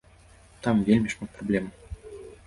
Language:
Belarusian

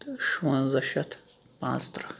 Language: Kashmiri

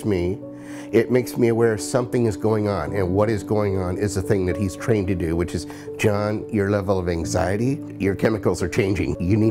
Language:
English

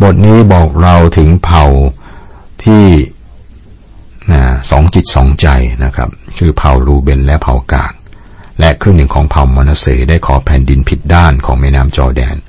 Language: Thai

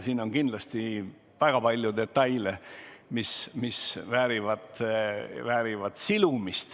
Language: Estonian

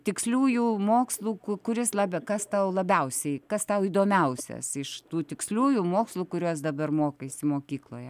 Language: Lithuanian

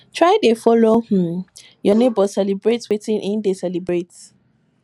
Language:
Nigerian Pidgin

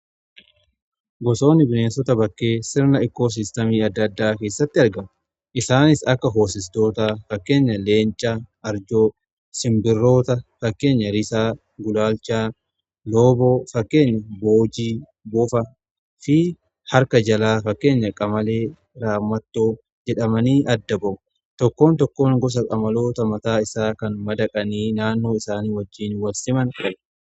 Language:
Oromo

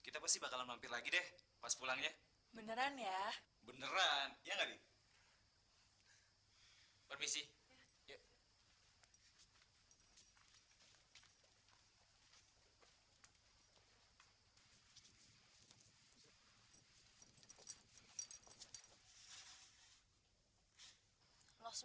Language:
Indonesian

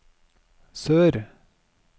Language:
Norwegian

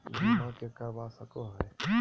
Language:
Magahi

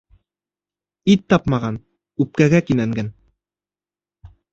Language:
Bashkir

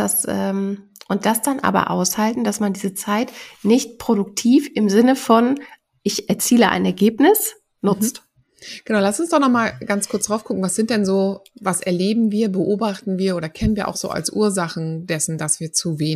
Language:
German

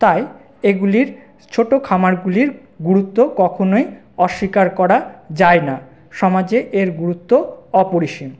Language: Bangla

